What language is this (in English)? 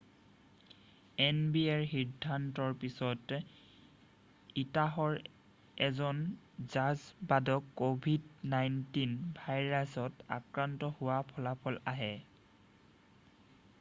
Assamese